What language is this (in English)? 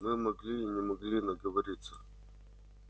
Russian